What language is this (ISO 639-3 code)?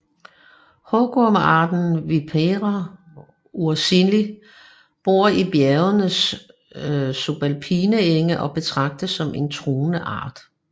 dan